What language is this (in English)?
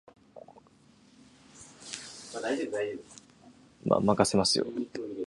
Japanese